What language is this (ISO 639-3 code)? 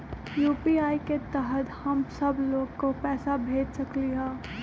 mag